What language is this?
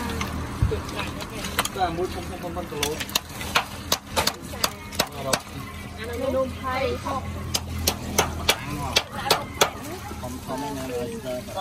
Thai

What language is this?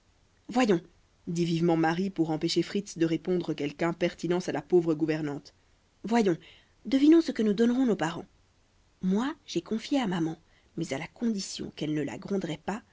French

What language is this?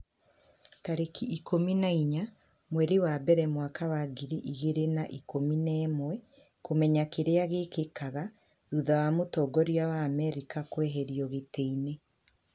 Kikuyu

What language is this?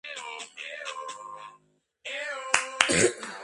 Georgian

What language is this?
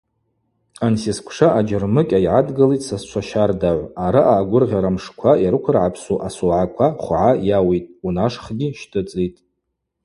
Abaza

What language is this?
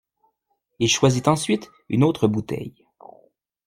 French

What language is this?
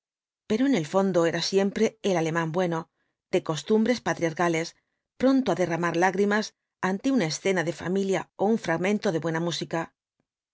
Spanish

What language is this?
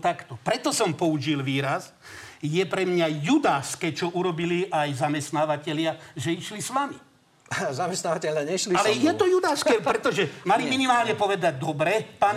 Slovak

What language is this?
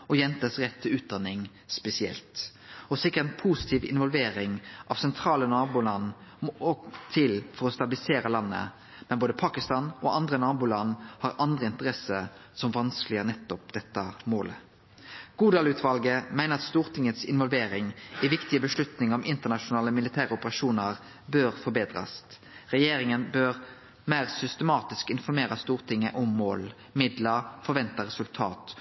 Norwegian Nynorsk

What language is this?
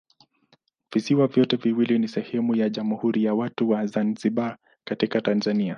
Swahili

